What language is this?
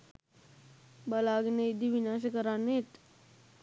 Sinhala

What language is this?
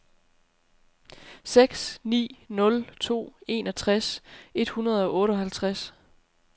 Danish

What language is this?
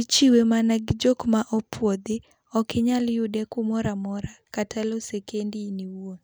Luo (Kenya and Tanzania)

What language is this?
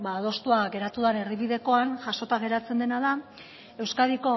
Basque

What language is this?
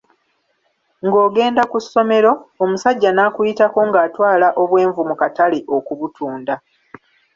Ganda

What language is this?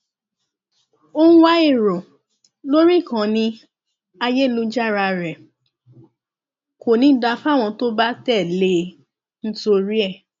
Yoruba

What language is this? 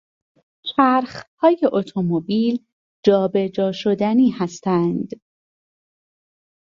Persian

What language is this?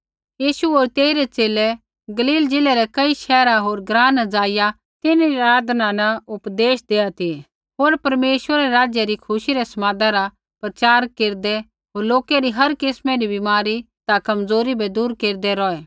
Kullu Pahari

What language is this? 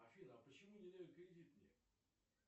Russian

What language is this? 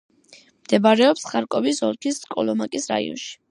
Georgian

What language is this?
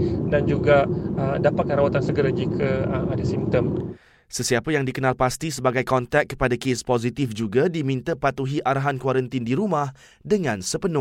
Malay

